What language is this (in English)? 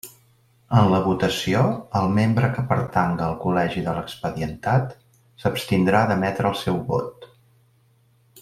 Catalan